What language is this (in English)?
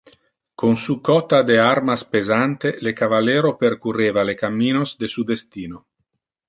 Interlingua